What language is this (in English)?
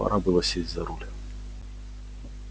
Russian